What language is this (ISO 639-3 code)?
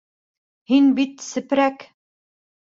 bak